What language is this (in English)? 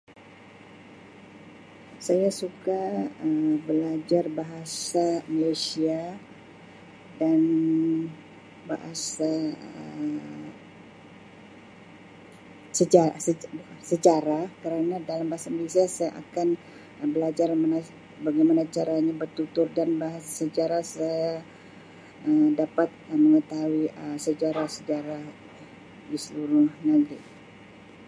Sabah Malay